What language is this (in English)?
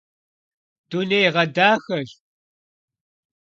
Kabardian